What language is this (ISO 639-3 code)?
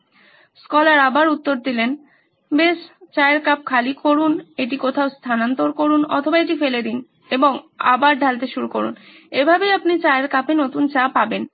ben